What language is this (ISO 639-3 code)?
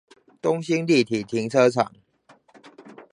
zho